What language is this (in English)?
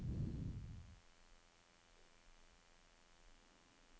Norwegian